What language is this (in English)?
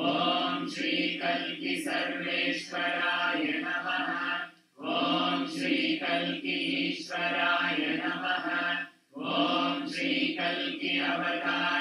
Ukrainian